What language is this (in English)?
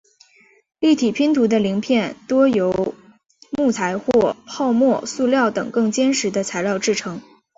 Chinese